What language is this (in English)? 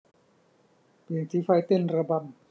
Thai